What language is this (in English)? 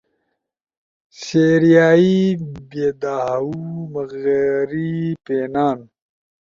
Ushojo